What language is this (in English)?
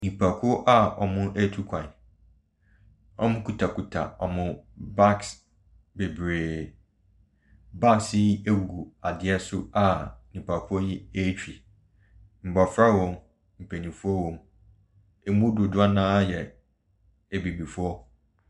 Akan